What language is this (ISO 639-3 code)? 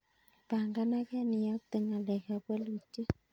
kln